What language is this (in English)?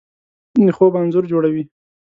Pashto